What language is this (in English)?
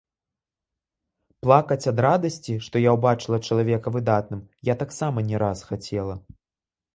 Belarusian